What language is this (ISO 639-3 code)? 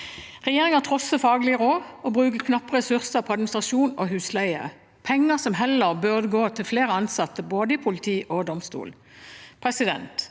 nor